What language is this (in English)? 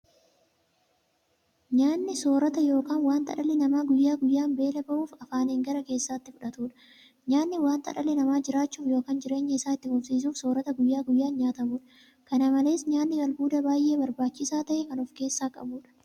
Oromo